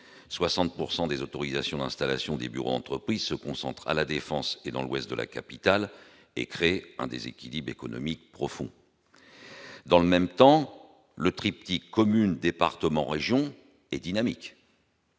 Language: French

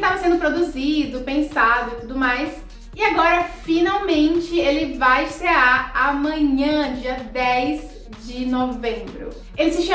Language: Portuguese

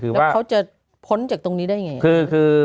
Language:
Thai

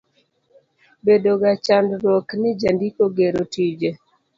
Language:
Luo (Kenya and Tanzania)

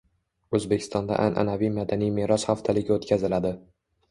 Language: Uzbek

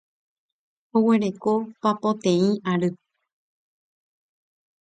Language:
Guarani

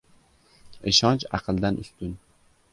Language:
Uzbek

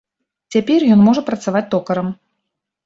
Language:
Belarusian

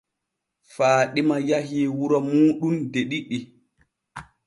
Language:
Borgu Fulfulde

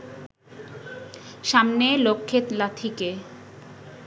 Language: Bangla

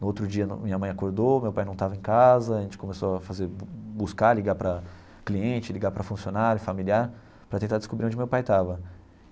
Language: Portuguese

